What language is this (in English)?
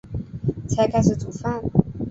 Chinese